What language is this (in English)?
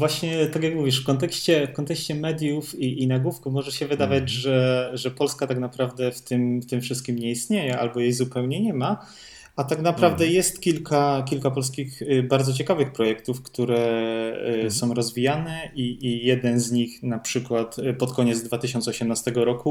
Polish